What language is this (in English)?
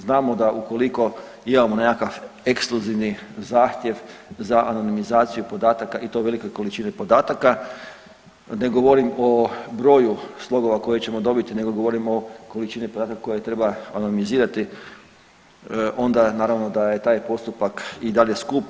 Croatian